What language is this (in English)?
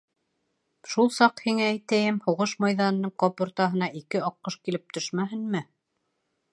Bashkir